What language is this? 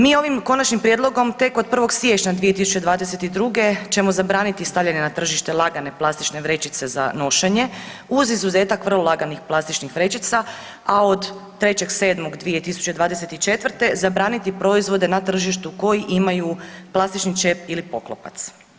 Croatian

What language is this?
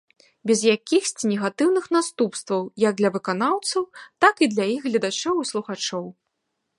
Belarusian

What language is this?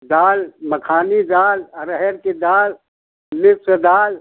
Hindi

